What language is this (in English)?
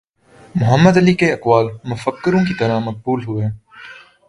Urdu